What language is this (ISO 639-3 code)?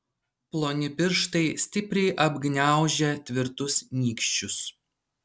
lit